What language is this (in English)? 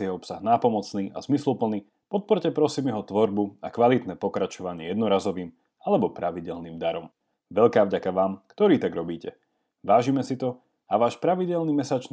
Slovak